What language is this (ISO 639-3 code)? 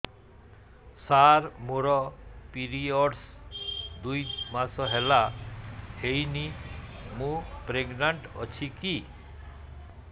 ori